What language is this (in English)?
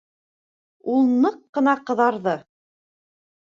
Bashkir